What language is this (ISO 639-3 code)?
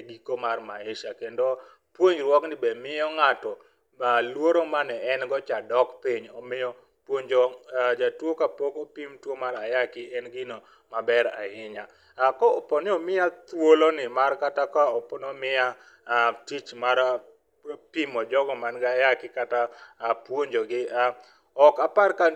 luo